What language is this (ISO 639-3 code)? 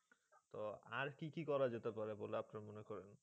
ben